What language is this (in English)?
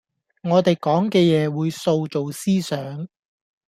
Cantonese